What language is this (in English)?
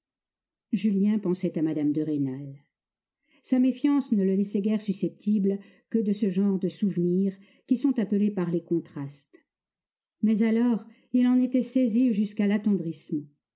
French